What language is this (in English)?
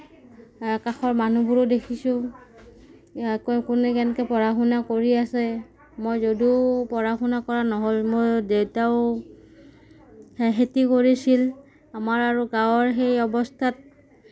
Assamese